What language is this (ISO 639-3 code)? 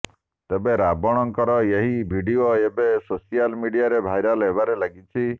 ori